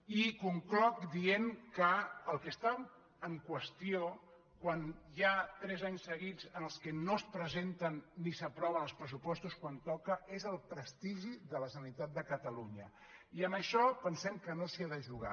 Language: Catalan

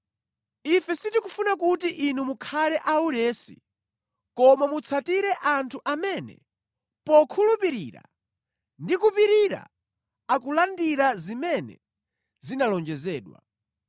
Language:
Nyanja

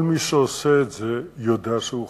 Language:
Hebrew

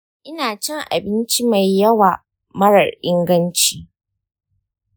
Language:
Hausa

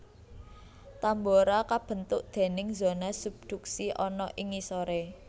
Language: Javanese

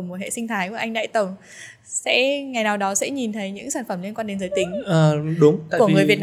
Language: Vietnamese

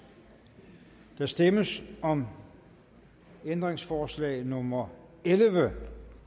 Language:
Danish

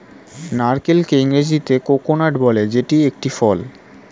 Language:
Bangla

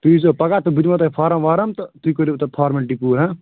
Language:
Kashmiri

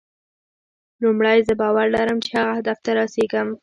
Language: Pashto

